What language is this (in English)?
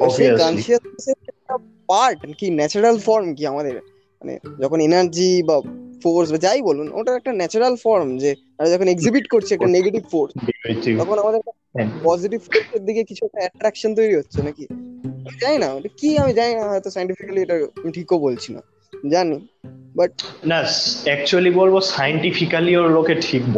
Bangla